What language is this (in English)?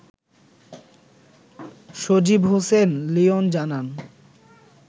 Bangla